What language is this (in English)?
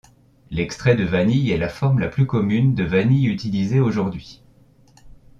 French